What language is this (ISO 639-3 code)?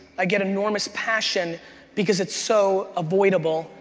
eng